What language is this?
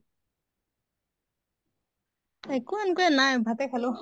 Assamese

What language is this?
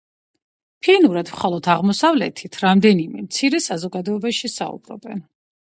Georgian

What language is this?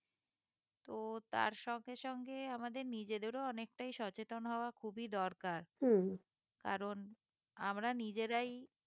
Bangla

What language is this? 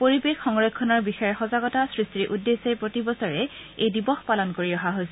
Assamese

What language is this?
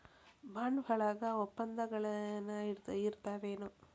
Kannada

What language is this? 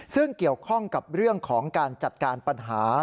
Thai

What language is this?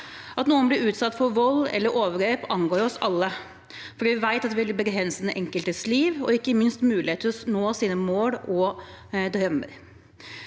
Norwegian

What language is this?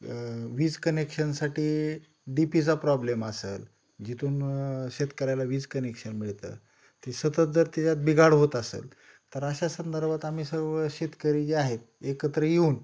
Marathi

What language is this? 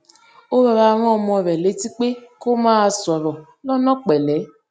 Yoruba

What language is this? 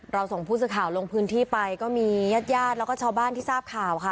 Thai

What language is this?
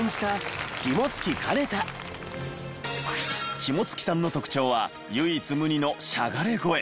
Japanese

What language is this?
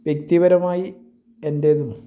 Malayalam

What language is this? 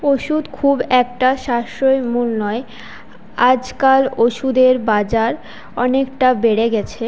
Bangla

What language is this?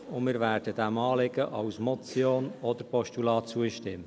Swiss German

